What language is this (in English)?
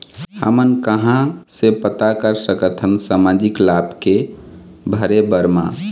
Chhattisgarhi